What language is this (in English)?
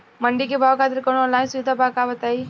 Bhojpuri